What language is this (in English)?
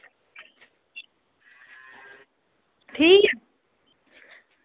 Dogri